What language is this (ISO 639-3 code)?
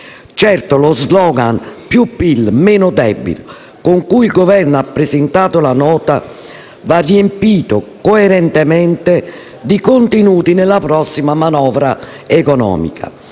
ita